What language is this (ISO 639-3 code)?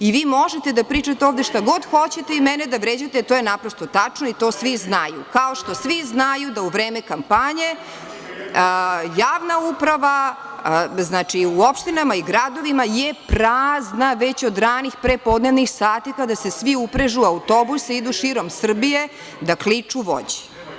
srp